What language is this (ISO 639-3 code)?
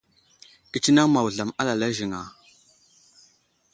udl